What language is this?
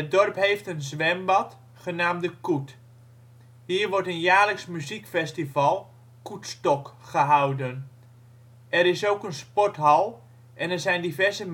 Dutch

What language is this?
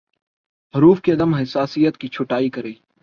Urdu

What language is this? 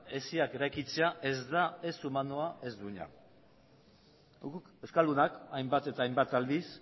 Basque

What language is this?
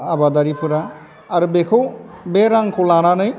Bodo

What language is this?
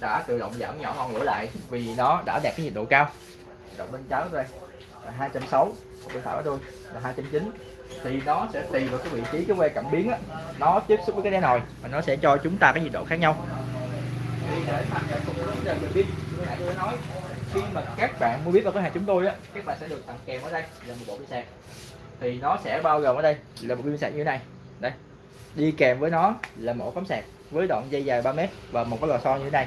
Vietnamese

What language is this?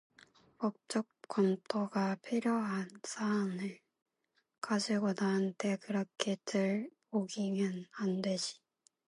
Korean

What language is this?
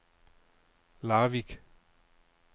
Danish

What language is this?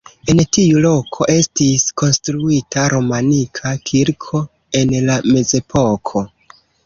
Esperanto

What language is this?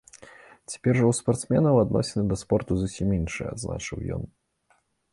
Belarusian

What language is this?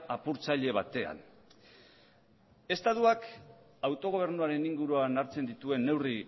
Basque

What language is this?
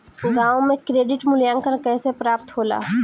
Bhojpuri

